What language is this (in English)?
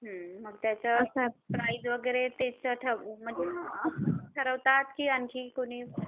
Marathi